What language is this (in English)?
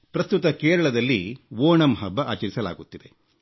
Kannada